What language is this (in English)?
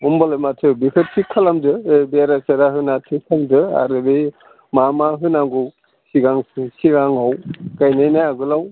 Bodo